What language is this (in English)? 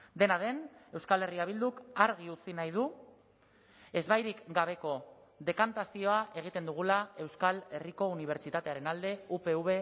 Basque